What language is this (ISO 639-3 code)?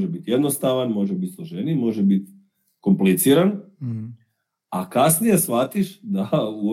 hrv